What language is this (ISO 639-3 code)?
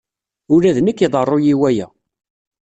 kab